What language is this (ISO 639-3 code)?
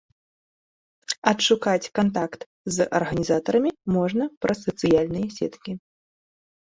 bel